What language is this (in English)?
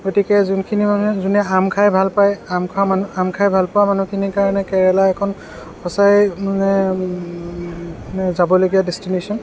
Assamese